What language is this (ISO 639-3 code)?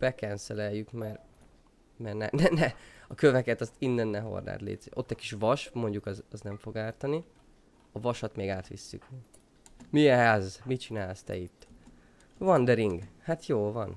hun